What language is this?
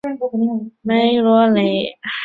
Chinese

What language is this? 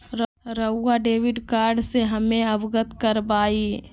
Magahi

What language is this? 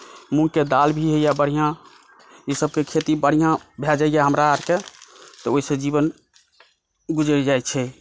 Maithili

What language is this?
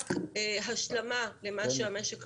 Hebrew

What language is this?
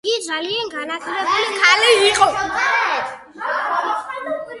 Georgian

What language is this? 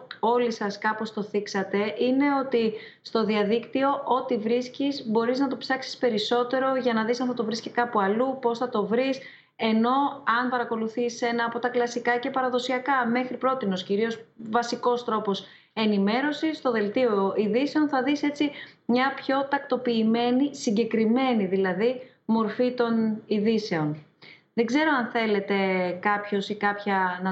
Greek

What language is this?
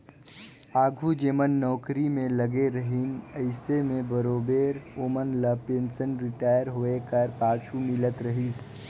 Chhattisgarhi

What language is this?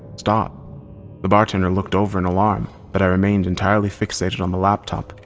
English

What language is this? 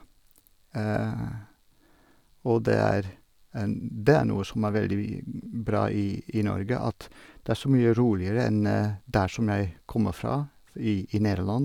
Norwegian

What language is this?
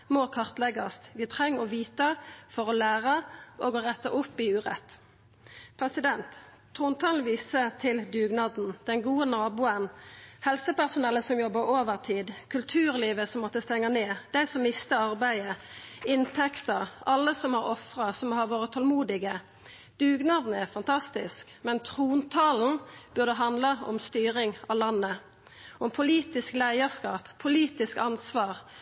Norwegian Nynorsk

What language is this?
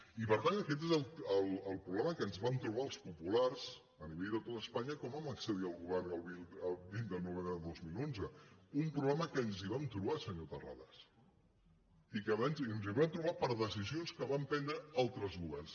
Catalan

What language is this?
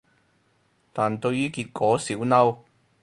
Cantonese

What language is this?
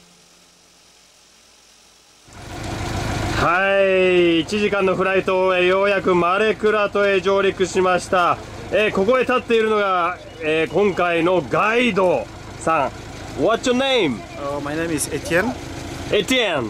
Japanese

